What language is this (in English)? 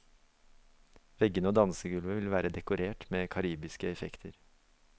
Norwegian